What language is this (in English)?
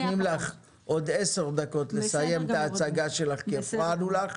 Hebrew